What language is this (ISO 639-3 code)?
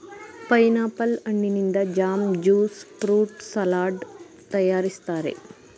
kan